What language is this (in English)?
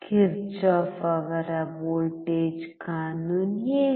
Kannada